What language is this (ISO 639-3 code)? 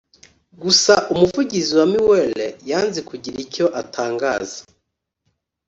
kin